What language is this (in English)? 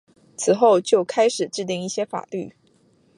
Chinese